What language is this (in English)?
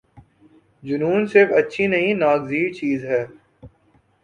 Urdu